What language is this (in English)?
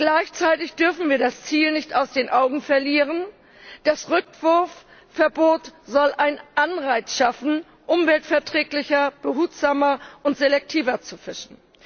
German